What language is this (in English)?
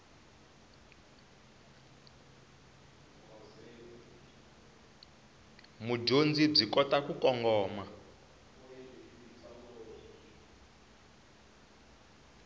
Tsonga